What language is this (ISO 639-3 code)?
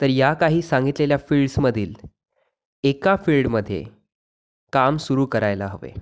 mar